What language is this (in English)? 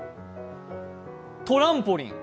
Japanese